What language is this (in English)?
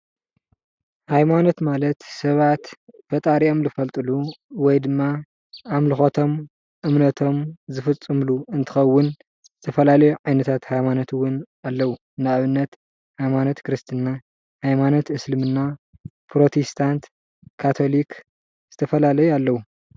Tigrinya